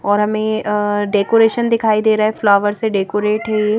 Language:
Hindi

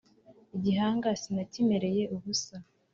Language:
Kinyarwanda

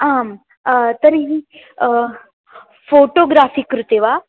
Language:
Sanskrit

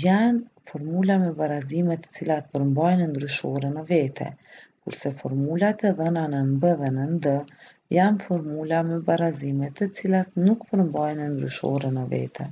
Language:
Romanian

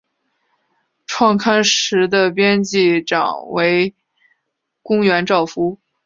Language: Chinese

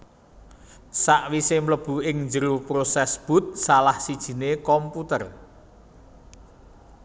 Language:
Javanese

